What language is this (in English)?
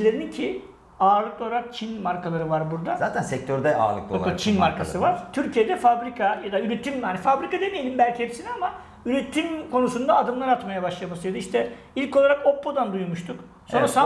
Turkish